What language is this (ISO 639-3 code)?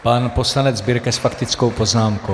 ces